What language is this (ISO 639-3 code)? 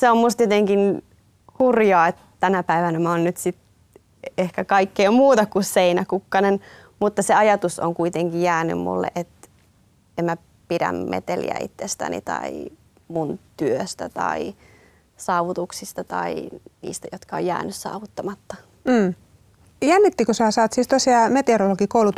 fin